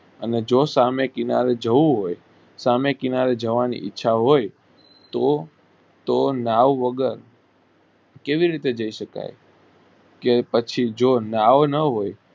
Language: Gujarati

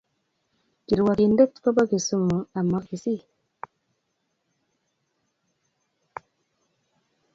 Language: Kalenjin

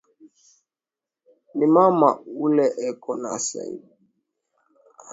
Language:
Swahili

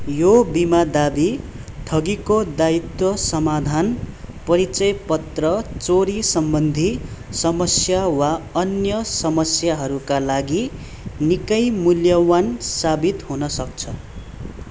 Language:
Nepali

